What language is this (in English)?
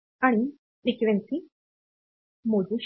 Marathi